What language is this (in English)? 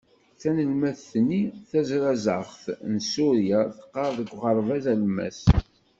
Kabyle